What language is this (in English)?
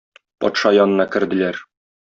Tatar